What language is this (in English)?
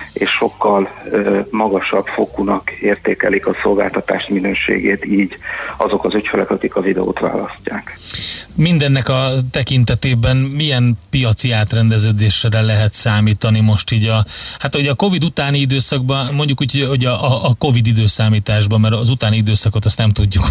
Hungarian